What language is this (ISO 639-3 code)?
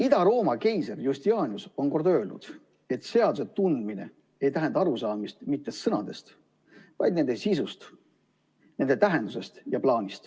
est